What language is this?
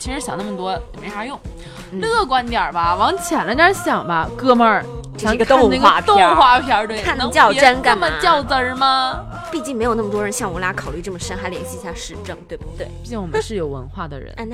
Chinese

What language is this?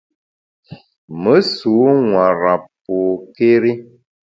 Bamun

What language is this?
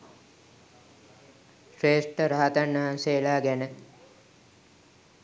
Sinhala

